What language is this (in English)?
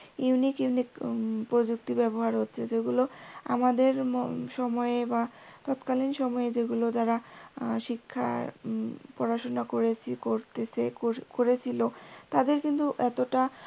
Bangla